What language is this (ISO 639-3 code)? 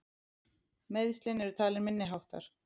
isl